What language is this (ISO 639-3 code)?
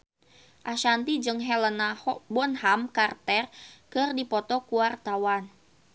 sun